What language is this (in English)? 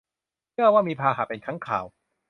Thai